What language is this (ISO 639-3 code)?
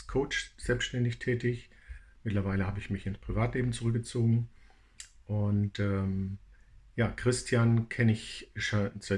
deu